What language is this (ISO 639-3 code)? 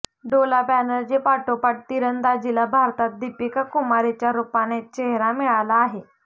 mar